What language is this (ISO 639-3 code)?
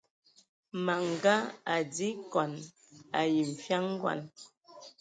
ewo